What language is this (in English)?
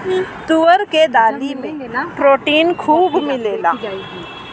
Bhojpuri